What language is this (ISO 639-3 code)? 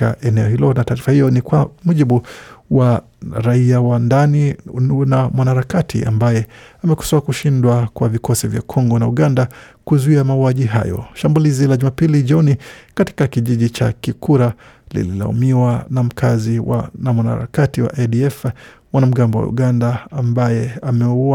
swa